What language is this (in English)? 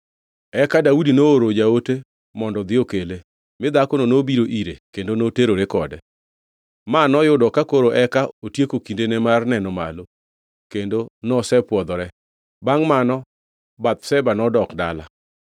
Luo (Kenya and Tanzania)